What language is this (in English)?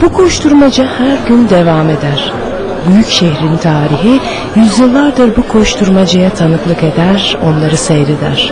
Turkish